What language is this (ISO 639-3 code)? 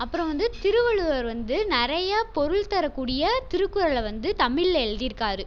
tam